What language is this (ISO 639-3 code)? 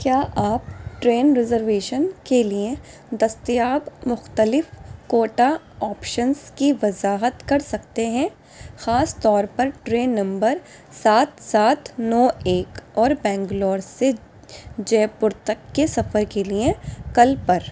urd